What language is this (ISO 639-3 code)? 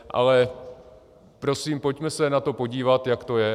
ces